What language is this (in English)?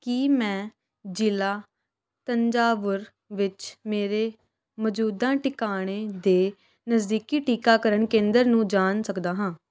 Punjabi